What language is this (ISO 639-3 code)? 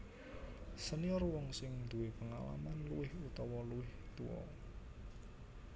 jav